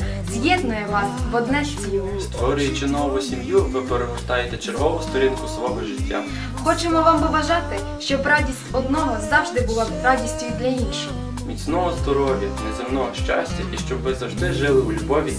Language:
Ukrainian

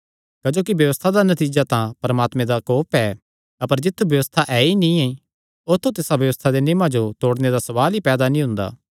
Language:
Kangri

